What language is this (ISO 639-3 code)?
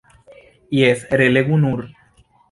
epo